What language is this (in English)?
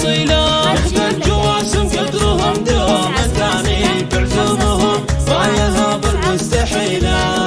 Arabic